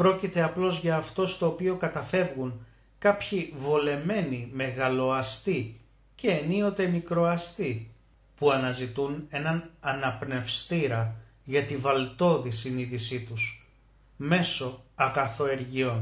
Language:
Greek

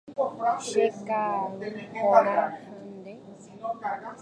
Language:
Guarani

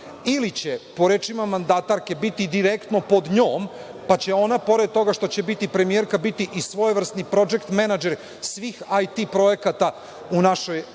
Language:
Serbian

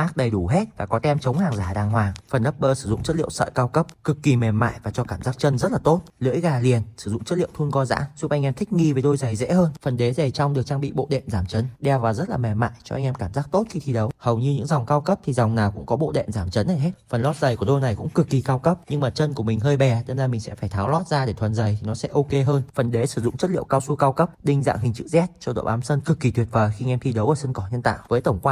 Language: Vietnamese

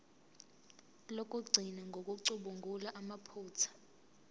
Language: Zulu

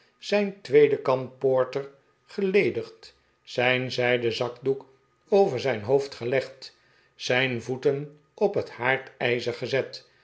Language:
Dutch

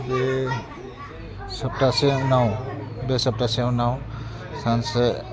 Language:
Bodo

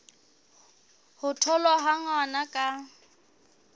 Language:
Southern Sotho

